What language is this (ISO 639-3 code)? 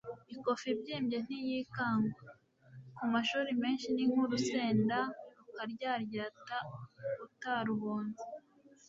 kin